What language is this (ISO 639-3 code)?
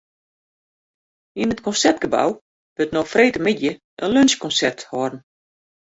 fry